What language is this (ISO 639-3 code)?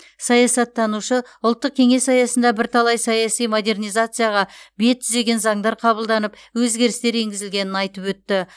kaz